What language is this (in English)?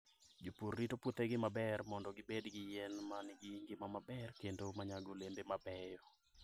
Luo (Kenya and Tanzania)